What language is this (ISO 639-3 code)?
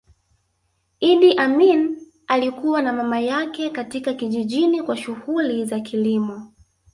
swa